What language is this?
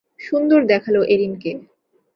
Bangla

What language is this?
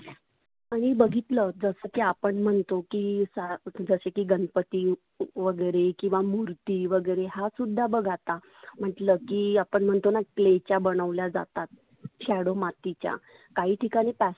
Marathi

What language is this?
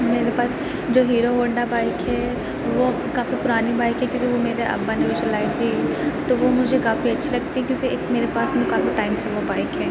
Urdu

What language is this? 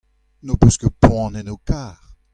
Breton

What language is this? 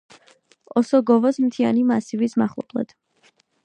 Georgian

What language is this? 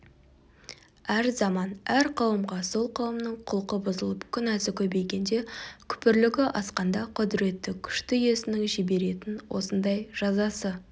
Kazakh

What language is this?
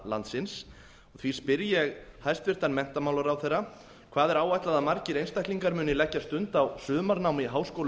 Icelandic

